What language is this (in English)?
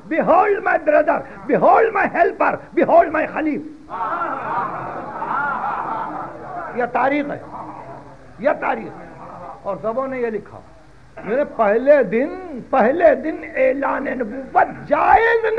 Hindi